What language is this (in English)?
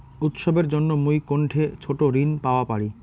Bangla